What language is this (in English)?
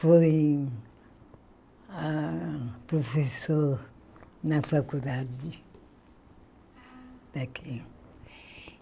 Portuguese